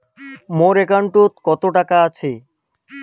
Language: Bangla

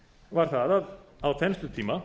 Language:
Icelandic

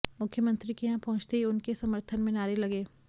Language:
Hindi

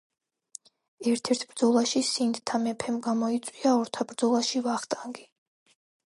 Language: Georgian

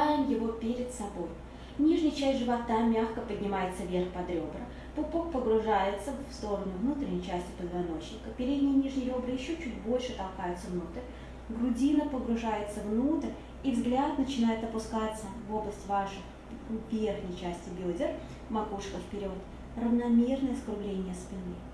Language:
Russian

